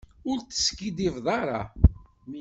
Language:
Kabyle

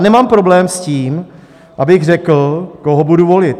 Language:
Czech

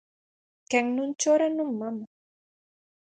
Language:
Galician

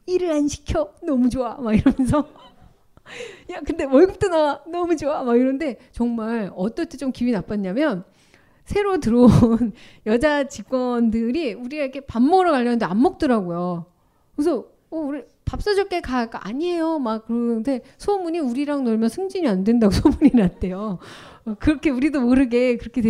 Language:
Korean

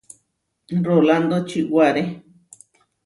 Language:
Huarijio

